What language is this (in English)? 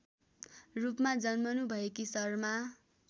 Nepali